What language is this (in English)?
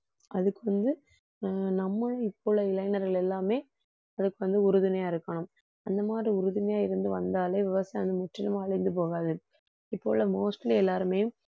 Tamil